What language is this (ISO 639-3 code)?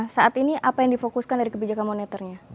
ind